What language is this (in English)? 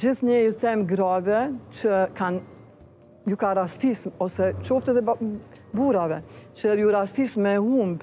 Romanian